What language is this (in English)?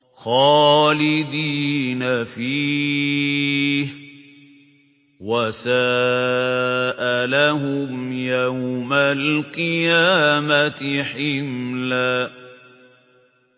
Arabic